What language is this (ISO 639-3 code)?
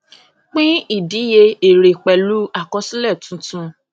yor